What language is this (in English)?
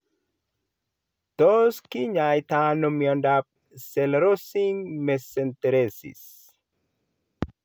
Kalenjin